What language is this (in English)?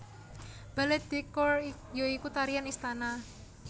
Javanese